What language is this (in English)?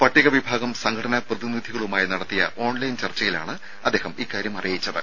Malayalam